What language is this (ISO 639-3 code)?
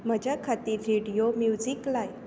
kok